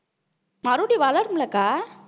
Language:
Tamil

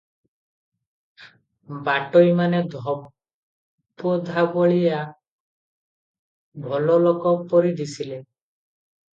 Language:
Odia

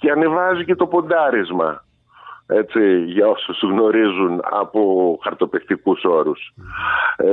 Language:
Greek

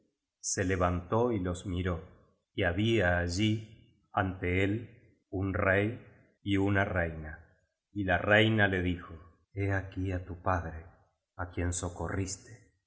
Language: Spanish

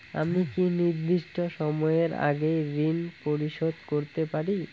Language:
Bangla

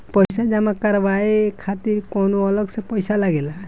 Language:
Bhojpuri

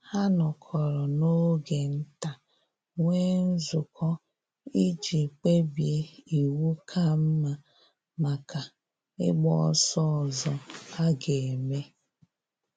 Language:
Igbo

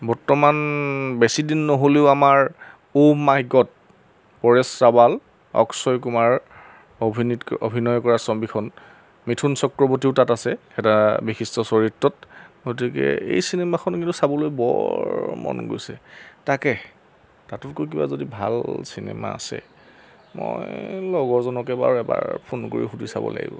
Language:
Assamese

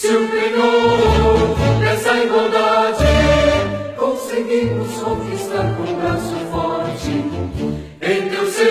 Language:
Romanian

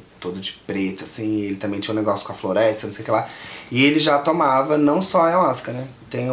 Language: Portuguese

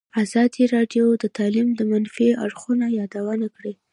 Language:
Pashto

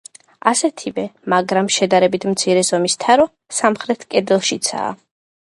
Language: Georgian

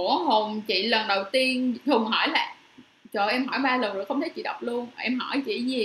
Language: Vietnamese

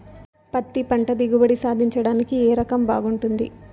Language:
Telugu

